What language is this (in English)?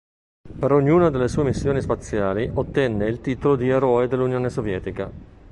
Italian